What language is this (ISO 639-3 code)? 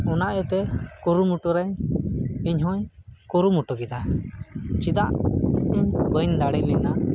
sat